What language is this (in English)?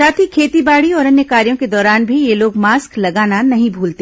Hindi